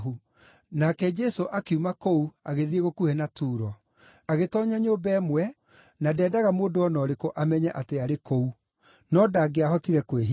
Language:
Kikuyu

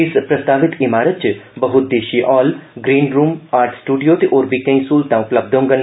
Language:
Dogri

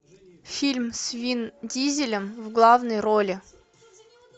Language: Russian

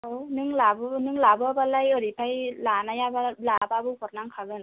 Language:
Bodo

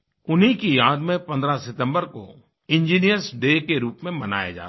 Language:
Hindi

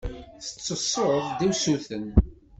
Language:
Kabyle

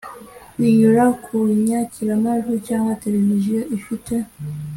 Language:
Kinyarwanda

